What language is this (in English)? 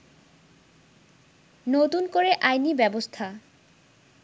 Bangla